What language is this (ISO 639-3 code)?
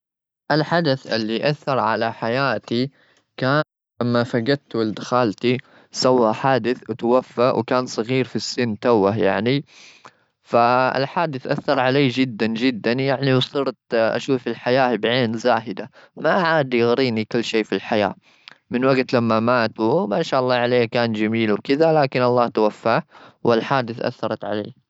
afb